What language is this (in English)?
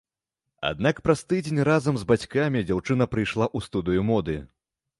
Belarusian